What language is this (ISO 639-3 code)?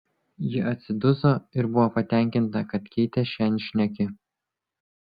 lit